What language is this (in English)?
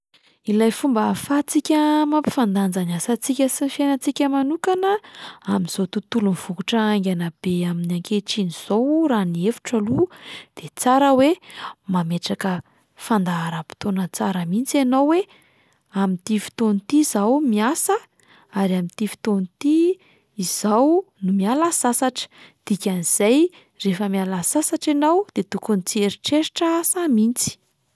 Malagasy